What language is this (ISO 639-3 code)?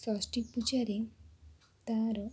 ori